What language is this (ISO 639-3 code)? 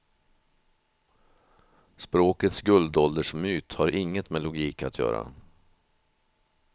swe